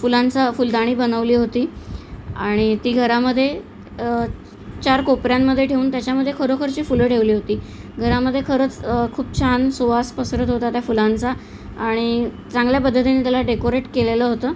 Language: Marathi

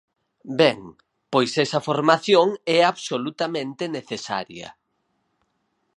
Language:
Galician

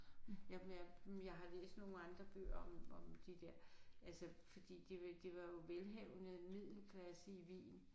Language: Danish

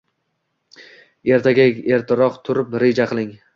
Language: Uzbek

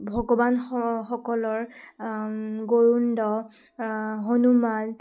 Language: Assamese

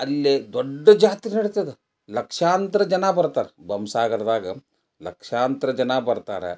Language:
Kannada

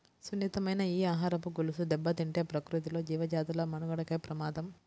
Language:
Telugu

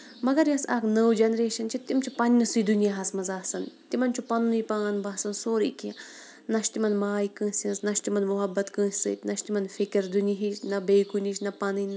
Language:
Kashmiri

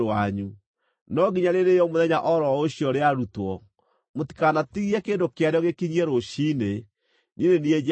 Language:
Kikuyu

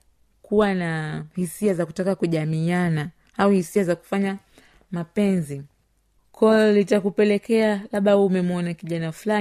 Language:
Swahili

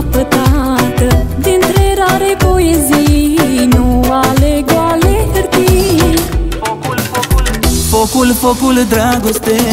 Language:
Romanian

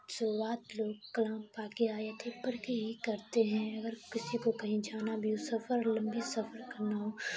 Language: Urdu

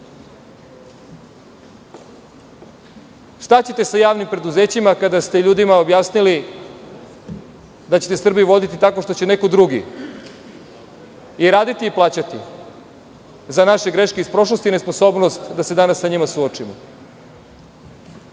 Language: Serbian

